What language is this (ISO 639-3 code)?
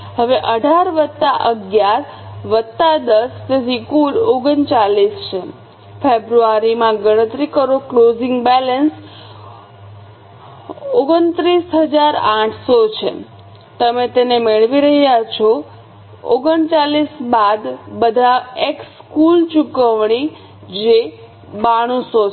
guj